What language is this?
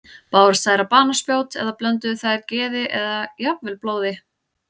Icelandic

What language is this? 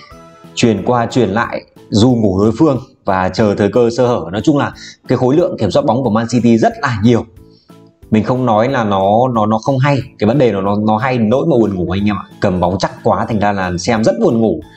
Vietnamese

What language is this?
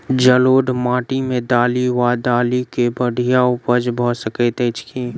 Maithili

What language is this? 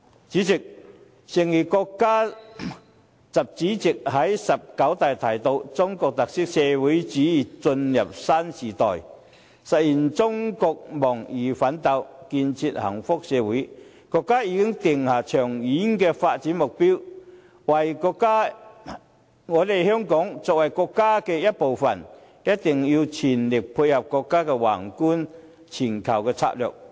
Cantonese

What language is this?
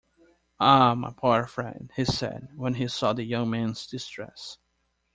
English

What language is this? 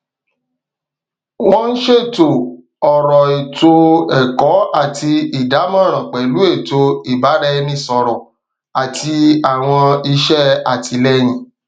Yoruba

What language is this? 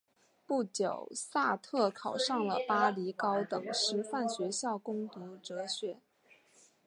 Chinese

